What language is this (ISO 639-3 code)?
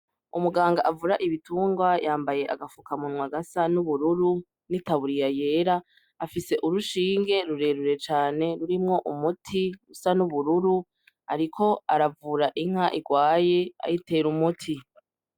run